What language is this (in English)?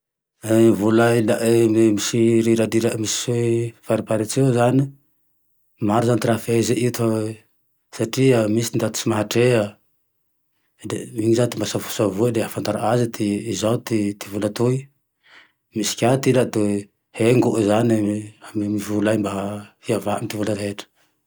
Tandroy-Mahafaly Malagasy